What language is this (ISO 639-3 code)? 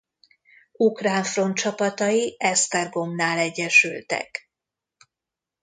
hun